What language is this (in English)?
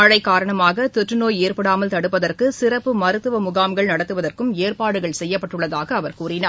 Tamil